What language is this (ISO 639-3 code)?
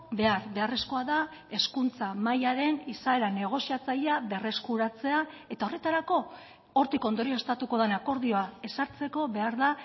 eus